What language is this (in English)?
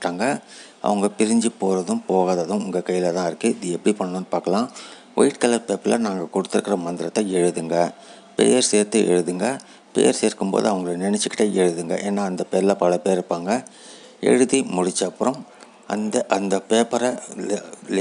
Tamil